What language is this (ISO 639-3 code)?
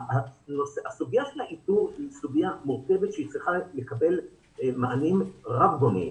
heb